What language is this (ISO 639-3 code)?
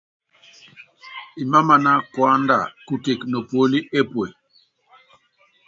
yav